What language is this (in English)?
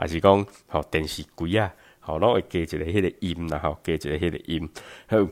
Chinese